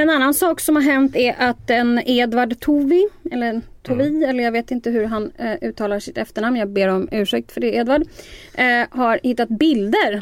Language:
Swedish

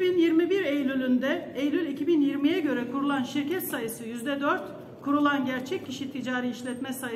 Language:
Turkish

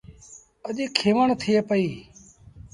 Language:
Sindhi Bhil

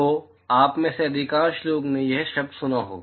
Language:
Hindi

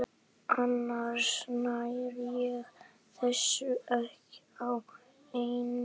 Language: Icelandic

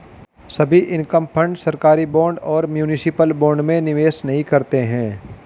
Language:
Hindi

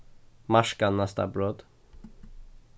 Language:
Faroese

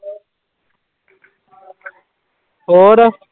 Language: Punjabi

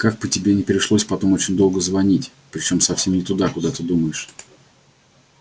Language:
Russian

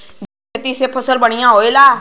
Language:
Bhojpuri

